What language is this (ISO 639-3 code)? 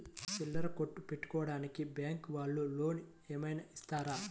tel